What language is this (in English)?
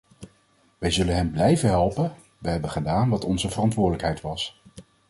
Dutch